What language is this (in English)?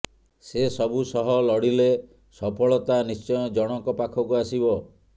Odia